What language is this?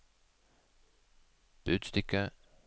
Norwegian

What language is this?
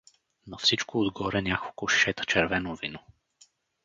Bulgarian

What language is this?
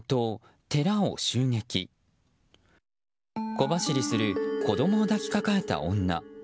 Japanese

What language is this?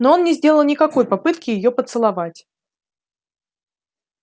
Russian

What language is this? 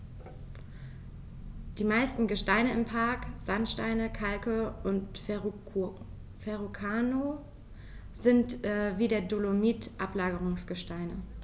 German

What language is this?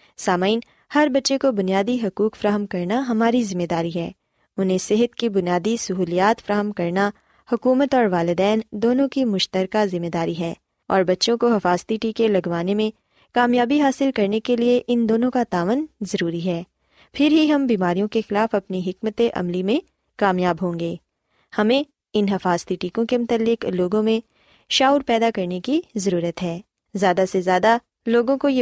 Urdu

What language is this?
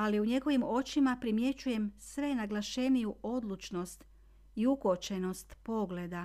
Croatian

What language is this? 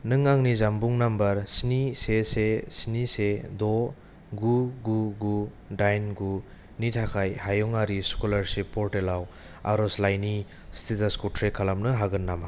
Bodo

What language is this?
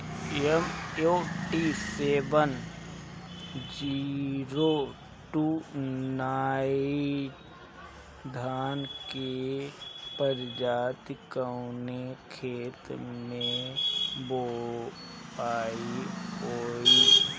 Bhojpuri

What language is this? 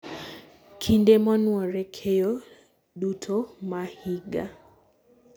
Luo (Kenya and Tanzania)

